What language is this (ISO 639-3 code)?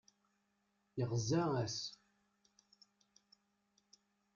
kab